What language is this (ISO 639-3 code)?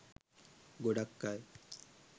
sin